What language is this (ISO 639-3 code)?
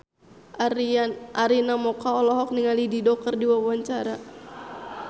sun